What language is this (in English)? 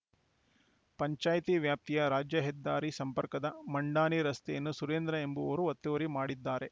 Kannada